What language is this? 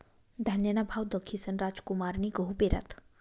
Marathi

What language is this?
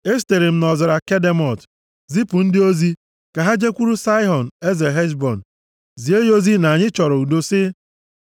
Igbo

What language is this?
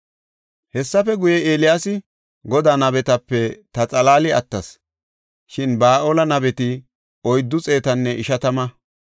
Gofa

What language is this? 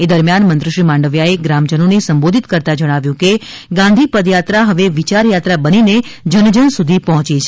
Gujarati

